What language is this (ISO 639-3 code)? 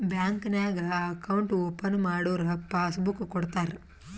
kan